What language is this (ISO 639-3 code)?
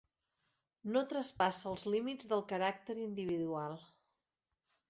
cat